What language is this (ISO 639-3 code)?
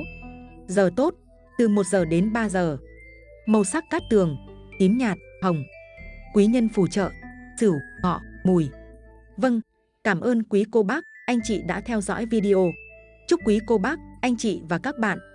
vie